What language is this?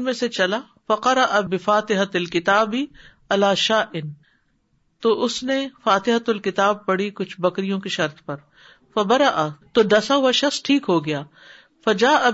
Urdu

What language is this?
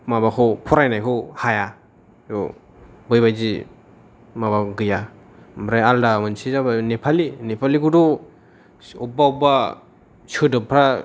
Bodo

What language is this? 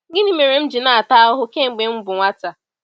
Igbo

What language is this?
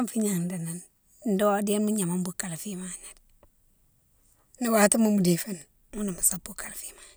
Mansoanka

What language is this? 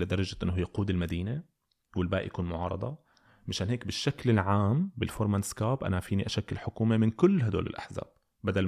Arabic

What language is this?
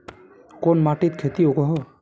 Magahi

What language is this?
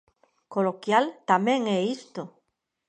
Galician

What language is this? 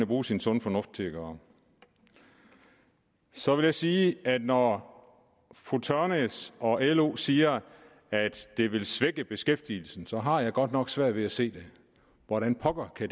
Danish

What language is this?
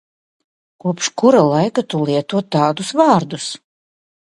Latvian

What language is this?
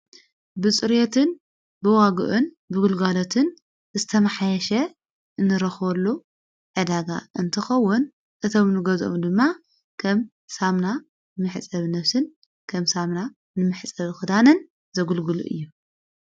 Tigrinya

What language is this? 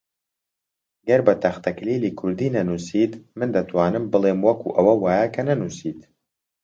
Central Kurdish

